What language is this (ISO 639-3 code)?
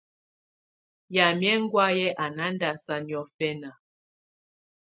tvu